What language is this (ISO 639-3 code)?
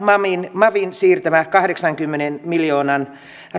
fin